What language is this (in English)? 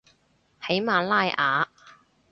Cantonese